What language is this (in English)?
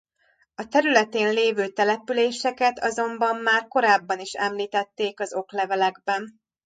Hungarian